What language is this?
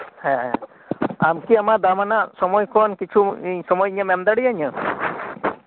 Santali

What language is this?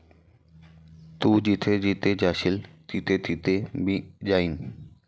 Marathi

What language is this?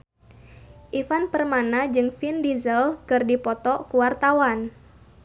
Sundanese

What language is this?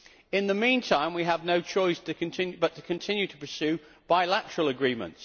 English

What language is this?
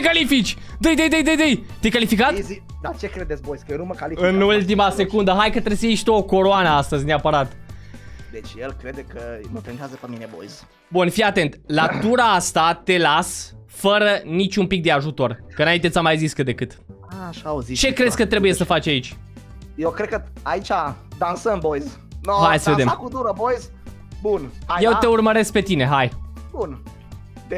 Romanian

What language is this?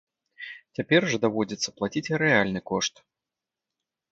Belarusian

